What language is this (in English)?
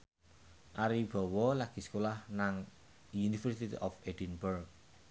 Javanese